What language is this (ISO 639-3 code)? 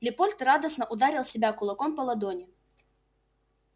rus